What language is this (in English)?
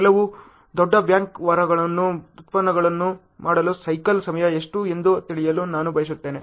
Kannada